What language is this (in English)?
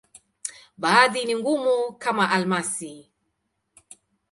Swahili